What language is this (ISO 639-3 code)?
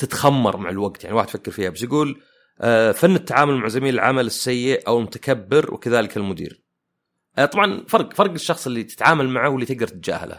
ara